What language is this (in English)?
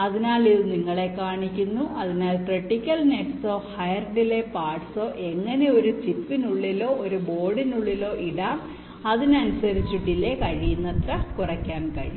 Malayalam